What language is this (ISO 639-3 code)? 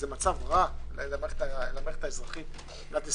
heb